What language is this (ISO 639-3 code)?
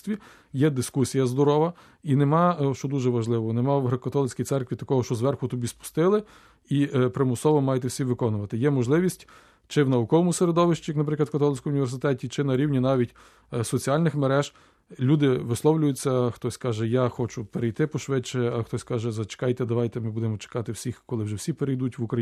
ukr